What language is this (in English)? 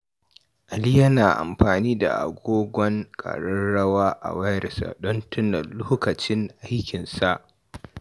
Hausa